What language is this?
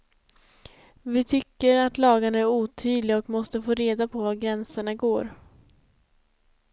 Swedish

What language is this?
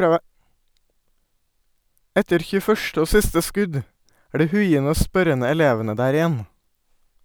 Norwegian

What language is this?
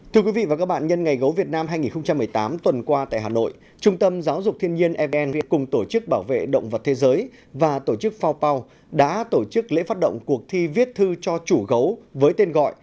Vietnamese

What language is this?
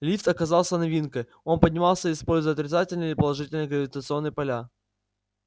Russian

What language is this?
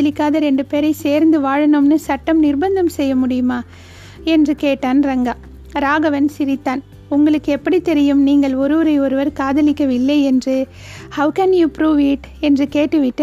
Tamil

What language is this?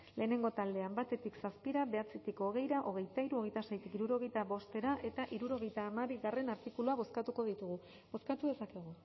Basque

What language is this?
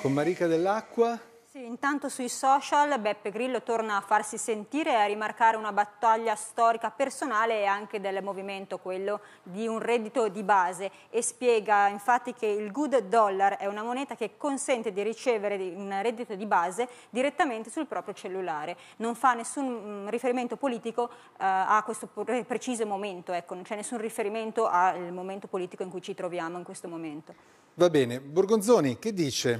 Italian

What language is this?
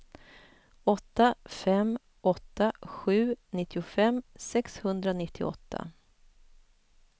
Swedish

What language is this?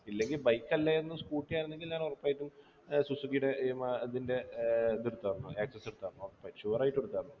Malayalam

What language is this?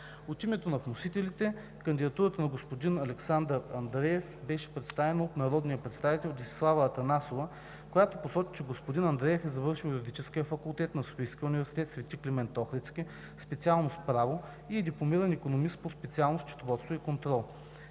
Bulgarian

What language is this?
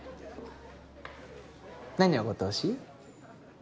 Japanese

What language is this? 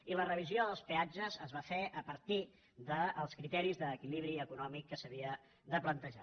Catalan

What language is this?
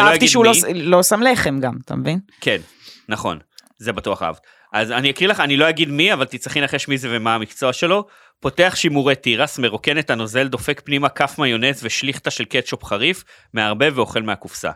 Hebrew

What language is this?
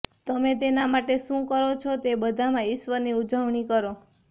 Gujarati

